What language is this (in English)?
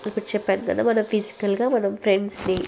Telugu